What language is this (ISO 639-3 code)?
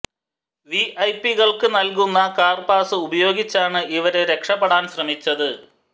mal